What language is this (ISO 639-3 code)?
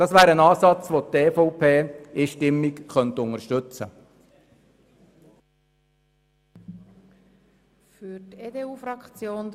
gsw